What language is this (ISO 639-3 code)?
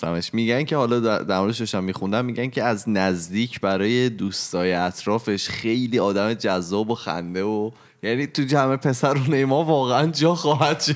fas